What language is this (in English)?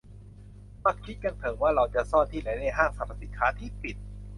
Thai